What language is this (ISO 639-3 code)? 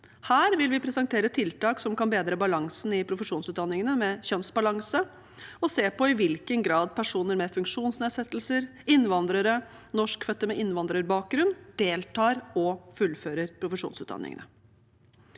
nor